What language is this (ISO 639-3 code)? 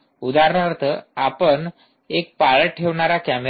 mar